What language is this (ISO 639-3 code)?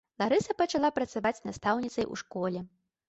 bel